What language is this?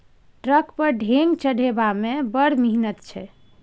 Maithili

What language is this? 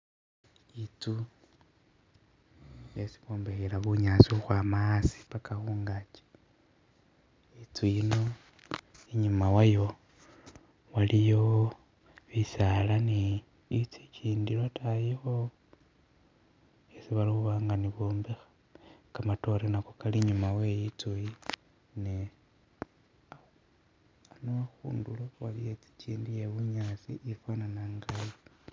Masaaba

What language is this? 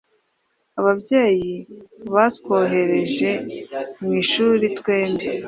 Kinyarwanda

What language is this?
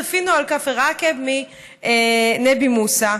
Hebrew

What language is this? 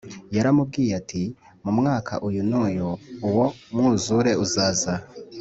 Kinyarwanda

